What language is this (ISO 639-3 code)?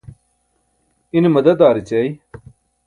bsk